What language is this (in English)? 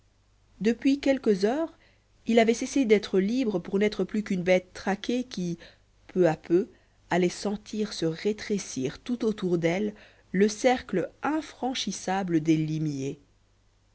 French